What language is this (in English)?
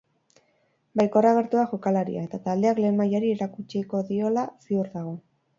Basque